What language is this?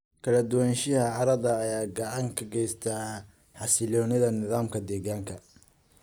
Somali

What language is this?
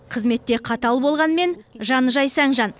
Kazakh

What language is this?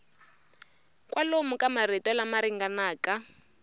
Tsonga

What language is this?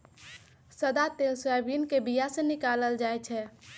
Magahi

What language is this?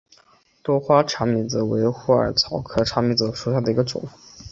Chinese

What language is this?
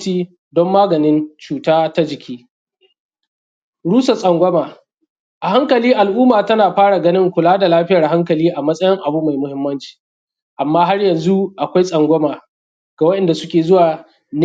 Hausa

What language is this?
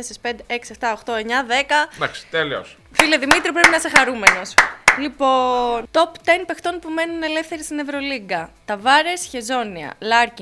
Greek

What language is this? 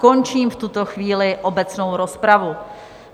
Czech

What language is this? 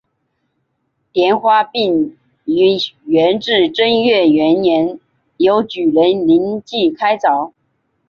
Chinese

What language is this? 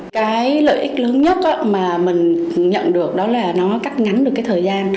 Vietnamese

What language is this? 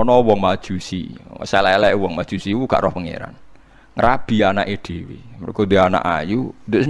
Indonesian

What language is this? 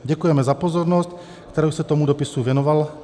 Czech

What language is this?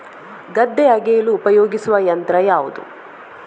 Kannada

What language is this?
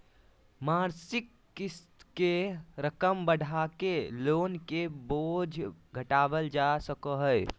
Magahi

